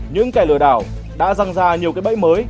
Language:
Vietnamese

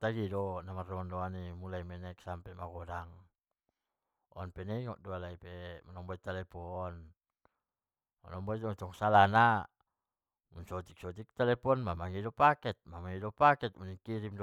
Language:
Batak Mandailing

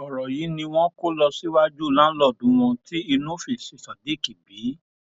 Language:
Yoruba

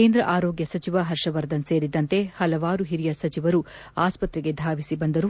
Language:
Kannada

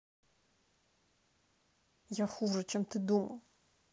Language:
Russian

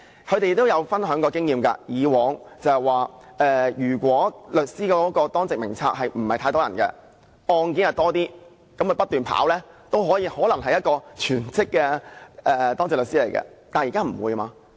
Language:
Cantonese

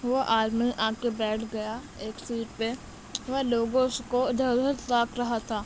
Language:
Urdu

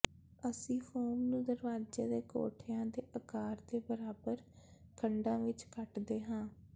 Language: Punjabi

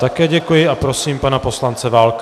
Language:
Czech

